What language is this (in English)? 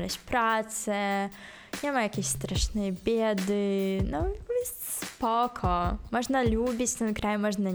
Polish